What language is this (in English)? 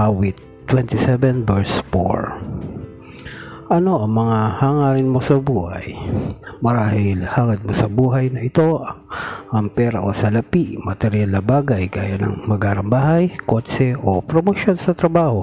Filipino